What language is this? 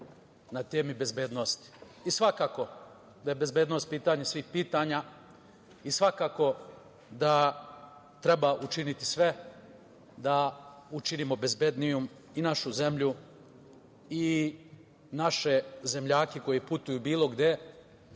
Serbian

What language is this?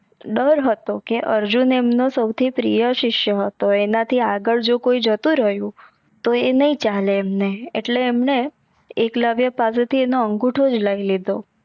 Gujarati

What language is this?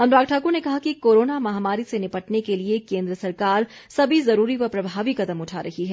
Hindi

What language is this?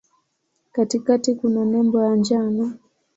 Swahili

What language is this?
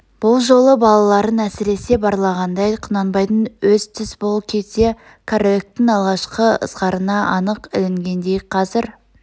Kazakh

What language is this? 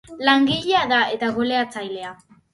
Basque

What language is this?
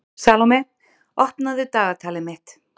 Icelandic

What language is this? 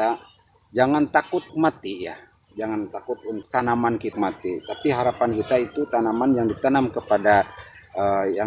Indonesian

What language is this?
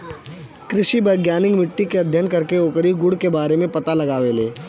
Bhojpuri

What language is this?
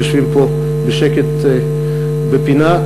Hebrew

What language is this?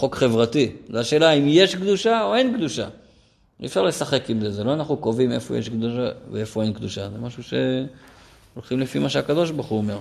Hebrew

